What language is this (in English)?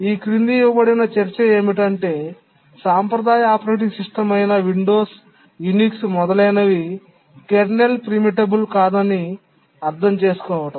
Telugu